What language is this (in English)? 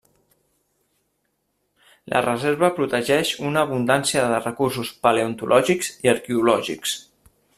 Catalan